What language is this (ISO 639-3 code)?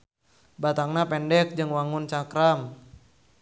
sun